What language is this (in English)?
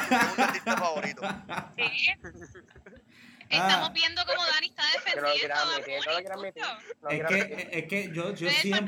Spanish